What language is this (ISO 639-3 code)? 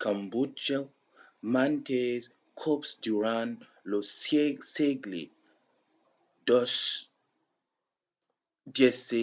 oci